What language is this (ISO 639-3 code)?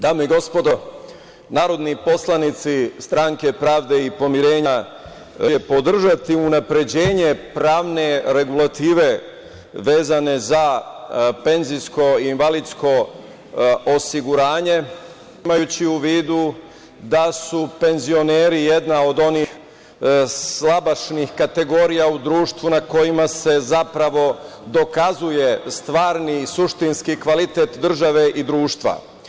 srp